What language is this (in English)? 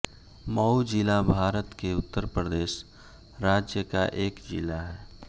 Hindi